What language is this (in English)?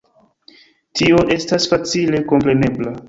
Esperanto